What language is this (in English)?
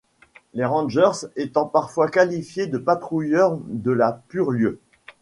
French